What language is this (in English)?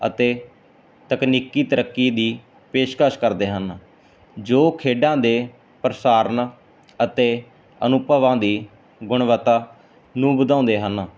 Punjabi